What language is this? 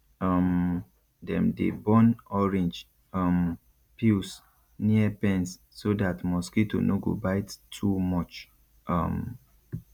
Nigerian Pidgin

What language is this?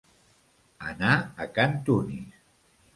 Catalan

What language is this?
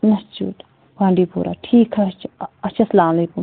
Kashmiri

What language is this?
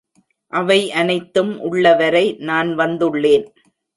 Tamil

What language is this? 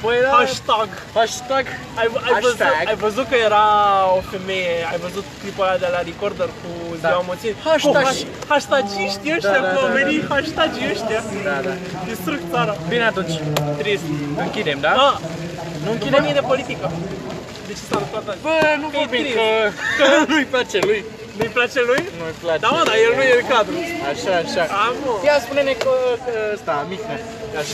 Romanian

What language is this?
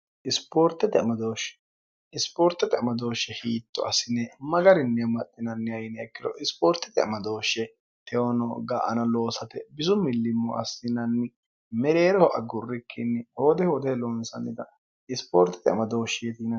Sidamo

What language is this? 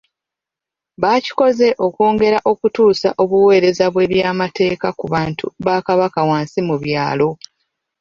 Ganda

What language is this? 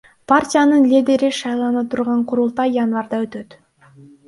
Kyrgyz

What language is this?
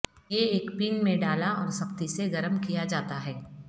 Urdu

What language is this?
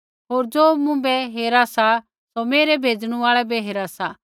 Kullu Pahari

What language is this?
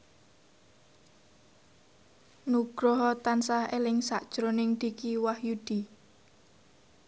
Javanese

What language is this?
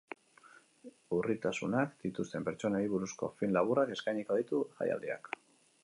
Basque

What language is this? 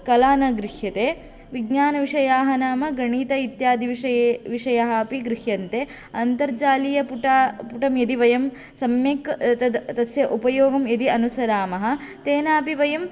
Sanskrit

